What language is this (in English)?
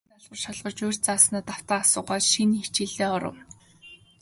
Mongolian